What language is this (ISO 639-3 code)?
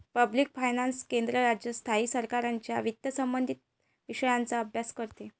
mar